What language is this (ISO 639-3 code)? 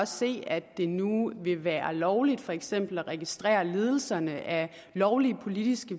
dan